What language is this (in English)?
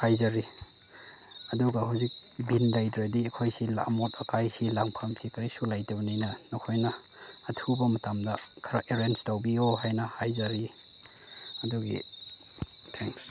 Manipuri